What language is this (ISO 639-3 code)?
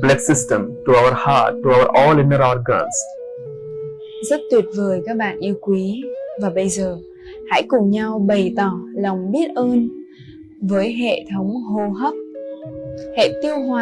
vie